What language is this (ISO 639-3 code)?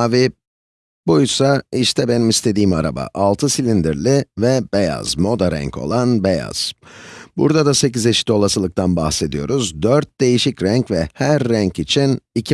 tur